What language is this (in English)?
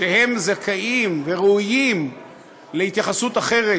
Hebrew